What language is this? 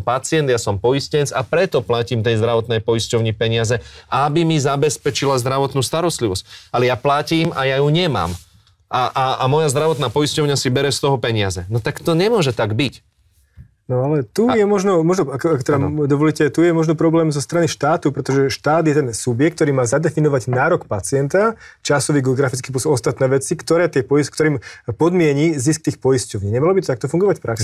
Slovak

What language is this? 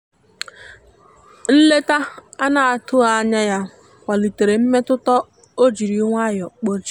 Igbo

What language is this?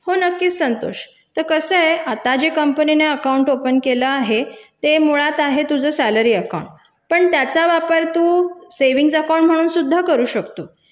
Marathi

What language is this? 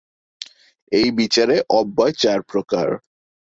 Bangla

